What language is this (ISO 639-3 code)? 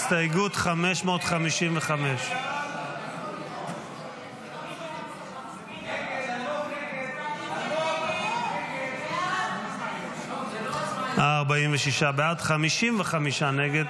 heb